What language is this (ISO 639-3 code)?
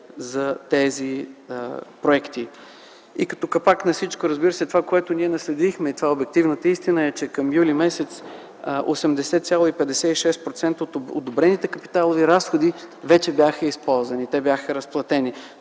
bul